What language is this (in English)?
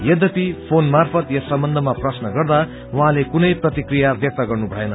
Nepali